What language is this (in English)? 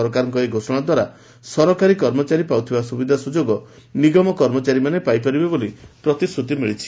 Odia